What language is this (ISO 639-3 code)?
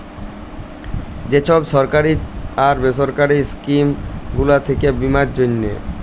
ben